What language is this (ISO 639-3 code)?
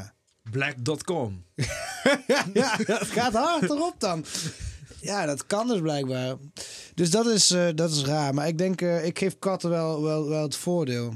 nld